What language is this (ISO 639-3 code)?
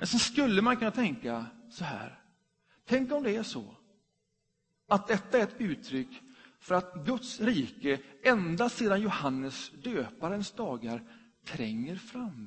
swe